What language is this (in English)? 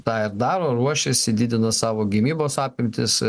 Lithuanian